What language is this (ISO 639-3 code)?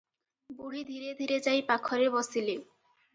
ori